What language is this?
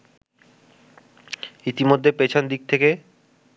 Bangla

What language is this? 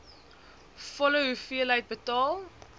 Afrikaans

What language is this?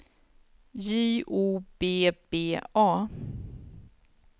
Swedish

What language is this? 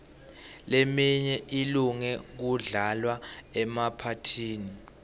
Swati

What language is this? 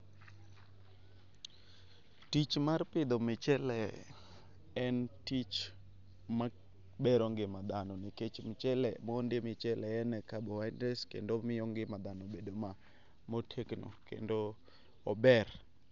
Luo (Kenya and Tanzania)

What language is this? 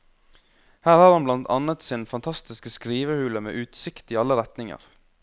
Norwegian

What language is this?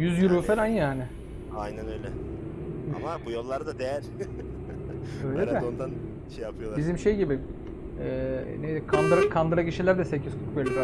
Turkish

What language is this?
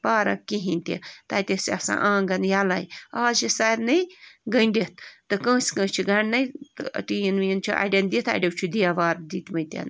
Kashmiri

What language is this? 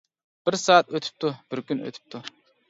Uyghur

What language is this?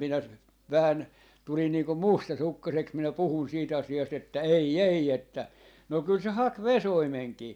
Finnish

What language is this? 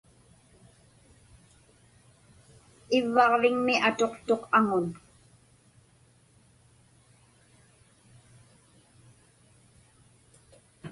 Inupiaq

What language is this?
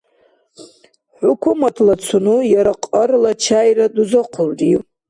Dargwa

